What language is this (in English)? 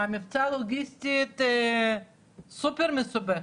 Hebrew